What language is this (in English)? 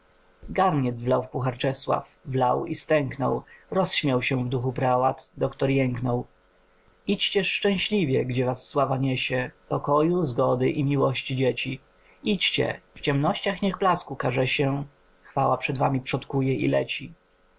Polish